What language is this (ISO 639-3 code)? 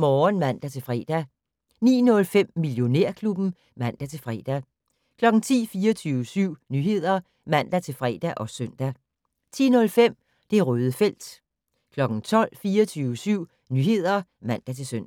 dan